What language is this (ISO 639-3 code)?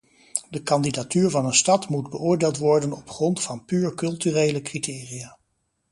nld